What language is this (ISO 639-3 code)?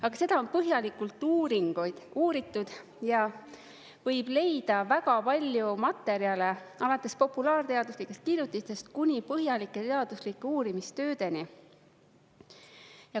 est